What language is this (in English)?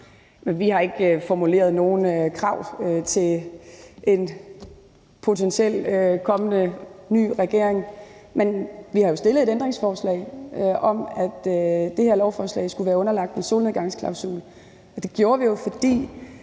Danish